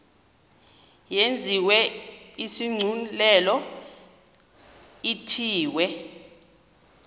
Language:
Xhosa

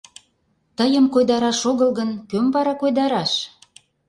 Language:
Mari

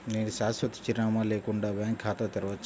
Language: Telugu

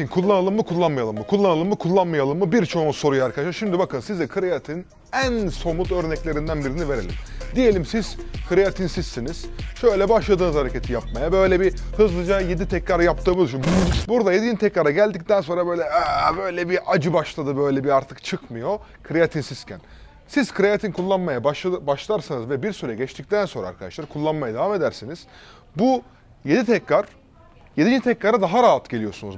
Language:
Turkish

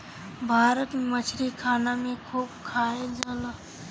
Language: Bhojpuri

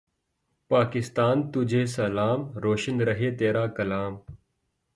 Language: Urdu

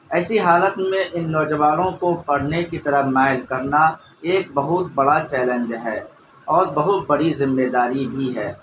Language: Urdu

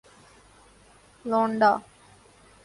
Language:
Urdu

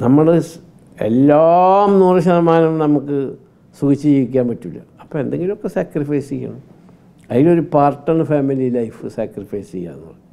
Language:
Malayalam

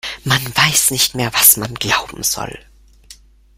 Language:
German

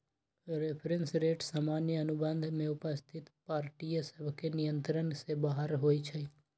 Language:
Magahi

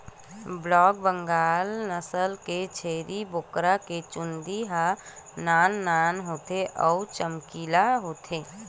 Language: Chhattisgarhi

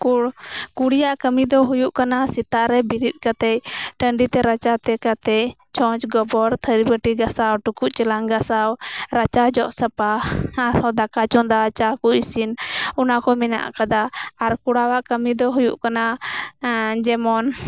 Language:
Santali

